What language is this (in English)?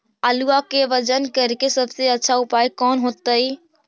Magahi